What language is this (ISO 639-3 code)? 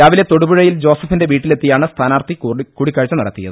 mal